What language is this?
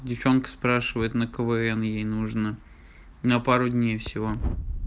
Russian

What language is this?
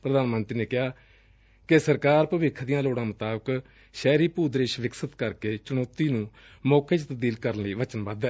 Punjabi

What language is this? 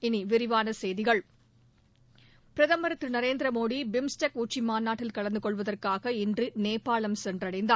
Tamil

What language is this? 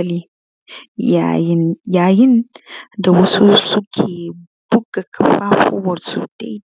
Hausa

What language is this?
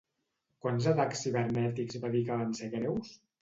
Catalan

